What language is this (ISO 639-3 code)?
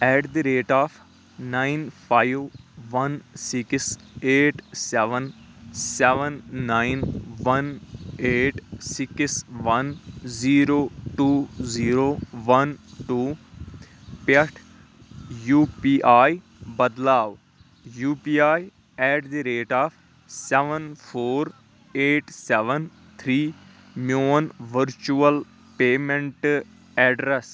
kas